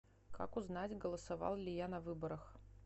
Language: Russian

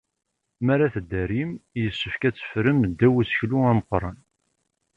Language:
Kabyle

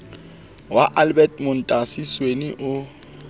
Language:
Southern Sotho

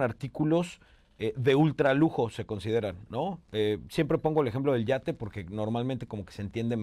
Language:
Spanish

